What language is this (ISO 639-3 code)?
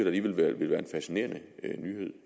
dan